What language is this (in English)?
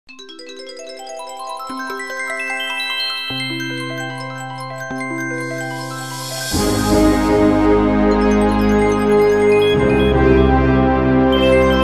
Ukrainian